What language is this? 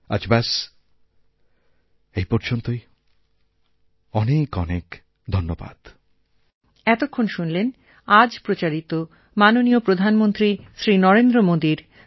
Bangla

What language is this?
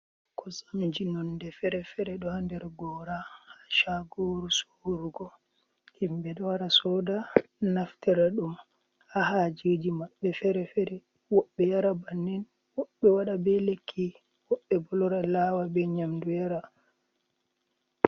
Fula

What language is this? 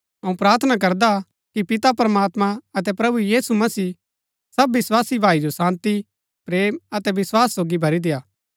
Gaddi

